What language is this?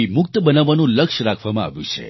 Gujarati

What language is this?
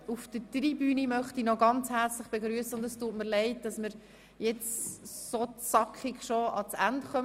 Swiss German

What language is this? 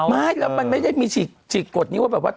Thai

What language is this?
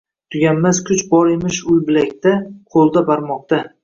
Uzbek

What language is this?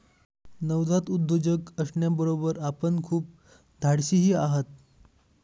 Marathi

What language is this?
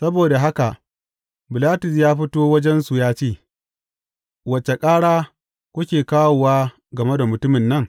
Hausa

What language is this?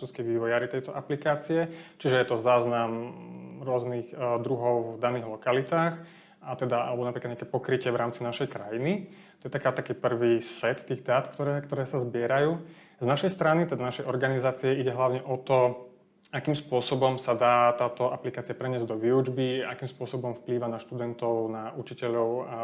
Slovak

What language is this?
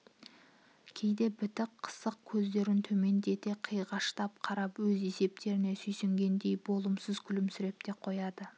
Kazakh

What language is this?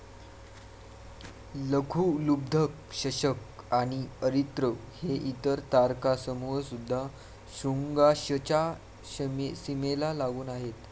Marathi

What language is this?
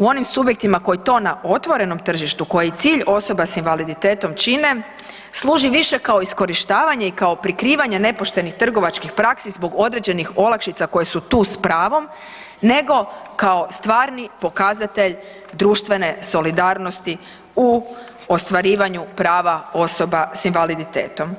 Croatian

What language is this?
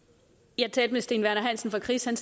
Danish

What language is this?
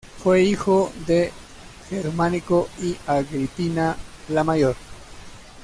Spanish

